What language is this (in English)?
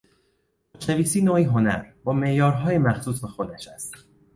Persian